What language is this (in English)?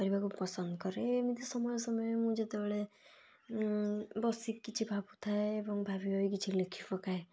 Odia